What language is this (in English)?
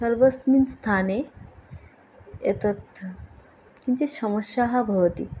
Sanskrit